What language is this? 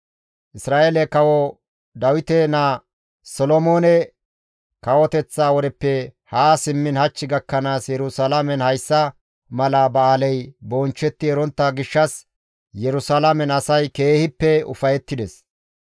Gamo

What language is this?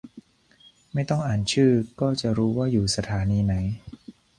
Thai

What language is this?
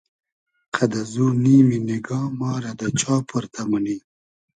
Hazaragi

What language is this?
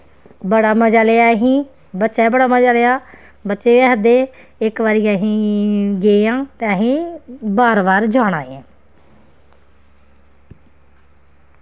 Dogri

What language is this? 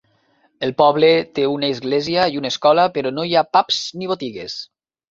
Catalan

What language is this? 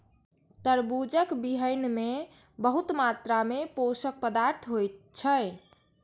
Maithili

